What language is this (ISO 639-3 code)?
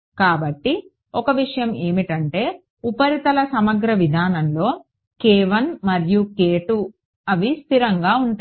tel